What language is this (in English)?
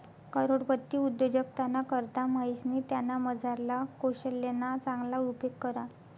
Marathi